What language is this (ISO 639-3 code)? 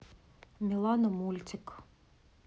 rus